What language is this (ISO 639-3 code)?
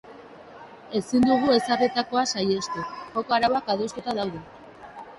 eus